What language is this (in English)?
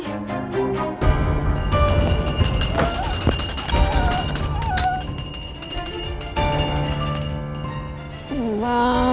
Indonesian